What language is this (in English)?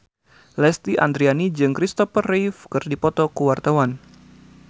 Sundanese